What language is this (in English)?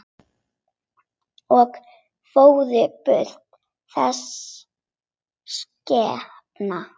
Icelandic